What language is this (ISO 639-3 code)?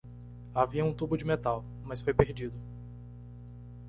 por